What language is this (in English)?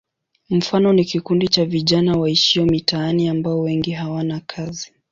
Swahili